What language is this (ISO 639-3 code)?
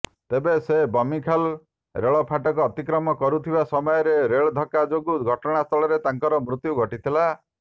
ori